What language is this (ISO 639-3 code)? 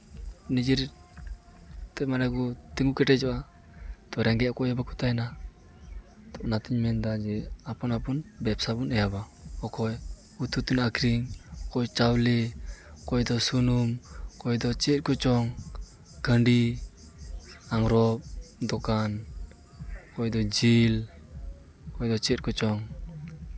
sat